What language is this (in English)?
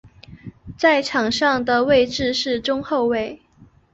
Chinese